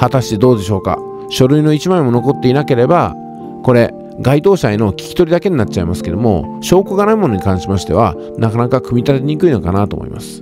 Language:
Japanese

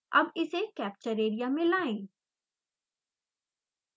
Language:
Hindi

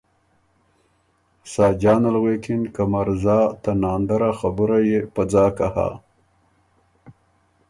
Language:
Ormuri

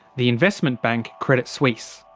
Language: English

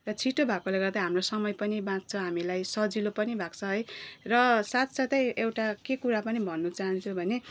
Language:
Nepali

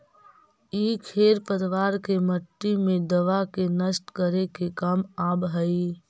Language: Magahi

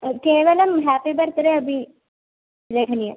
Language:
Sanskrit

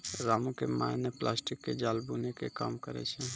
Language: Maithili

